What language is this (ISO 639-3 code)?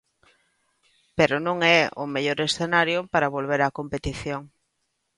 glg